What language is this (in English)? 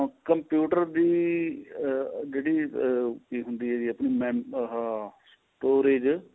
Punjabi